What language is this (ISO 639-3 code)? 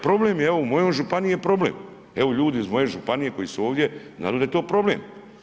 hrv